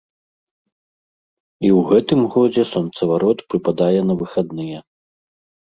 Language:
Belarusian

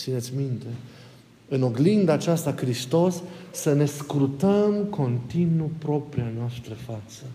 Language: Romanian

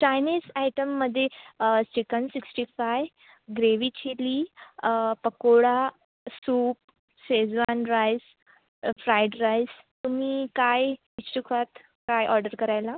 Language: Marathi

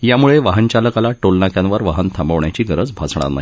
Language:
Marathi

